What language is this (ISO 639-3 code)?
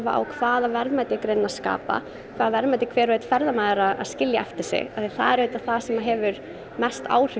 isl